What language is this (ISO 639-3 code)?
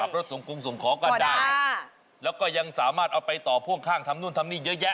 tha